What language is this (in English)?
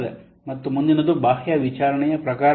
Kannada